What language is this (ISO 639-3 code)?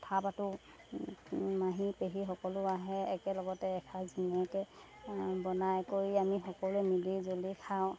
asm